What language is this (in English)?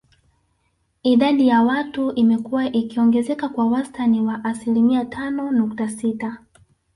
Swahili